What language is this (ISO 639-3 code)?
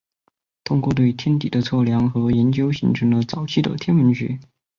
zho